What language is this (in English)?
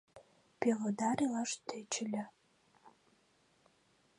Mari